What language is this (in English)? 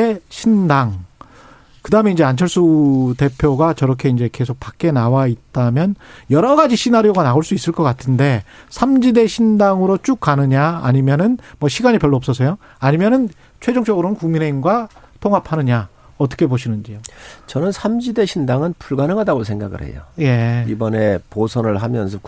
Korean